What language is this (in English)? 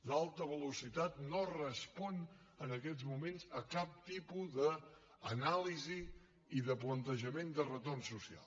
Catalan